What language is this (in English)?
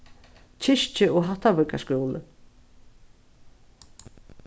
Faroese